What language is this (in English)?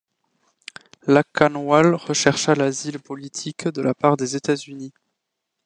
French